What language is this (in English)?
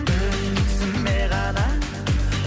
Kazakh